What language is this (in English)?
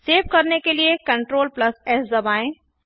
Hindi